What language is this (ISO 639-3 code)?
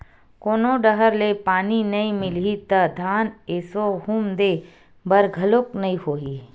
hne